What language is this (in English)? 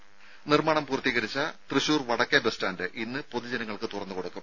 Malayalam